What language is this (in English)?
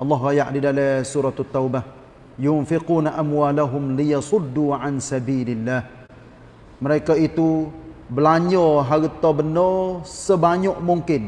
Malay